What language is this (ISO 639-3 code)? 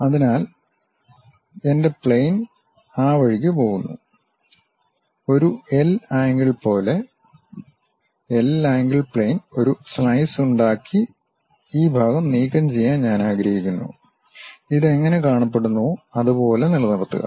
mal